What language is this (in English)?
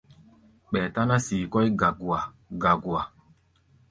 Gbaya